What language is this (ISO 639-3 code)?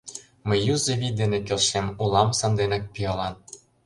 chm